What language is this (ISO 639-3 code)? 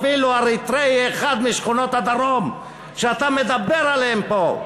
heb